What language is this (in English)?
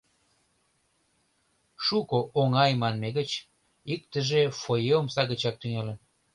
Mari